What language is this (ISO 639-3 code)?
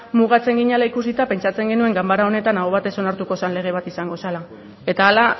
eus